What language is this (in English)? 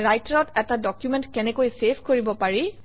Assamese